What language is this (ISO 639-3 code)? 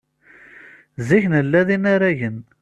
kab